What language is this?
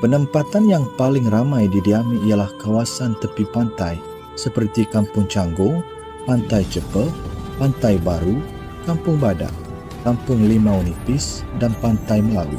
Malay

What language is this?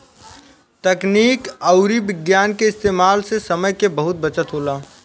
Bhojpuri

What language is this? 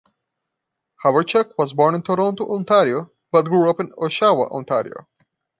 English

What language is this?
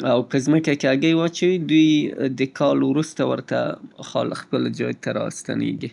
Southern Pashto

